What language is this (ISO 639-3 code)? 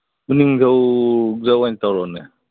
mni